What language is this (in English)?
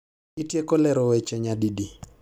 Luo (Kenya and Tanzania)